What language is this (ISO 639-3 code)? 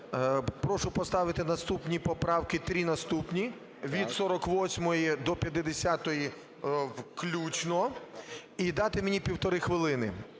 ukr